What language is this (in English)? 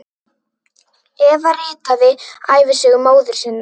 Icelandic